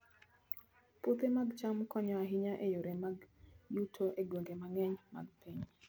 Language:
Luo (Kenya and Tanzania)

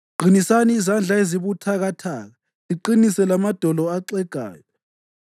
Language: North Ndebele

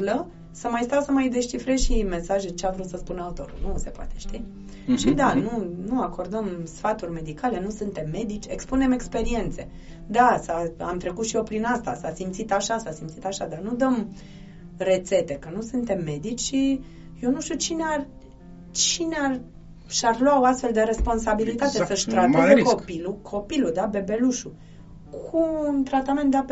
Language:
Romanian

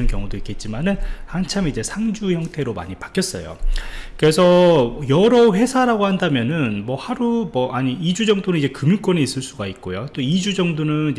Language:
Korean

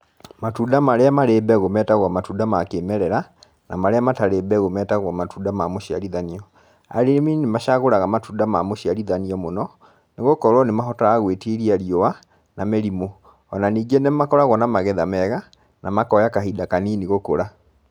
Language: Kikuyu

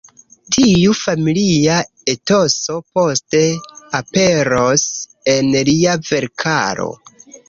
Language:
Esperanto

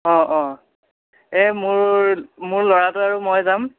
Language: Assamese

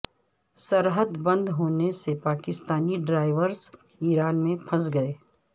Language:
Urdu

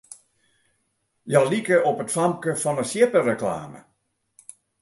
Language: Western Frisian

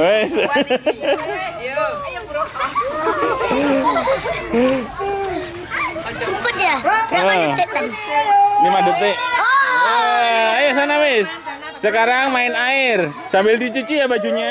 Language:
Indonesian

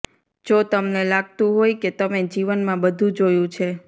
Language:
Gujarati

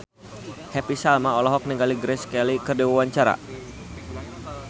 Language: Sundanese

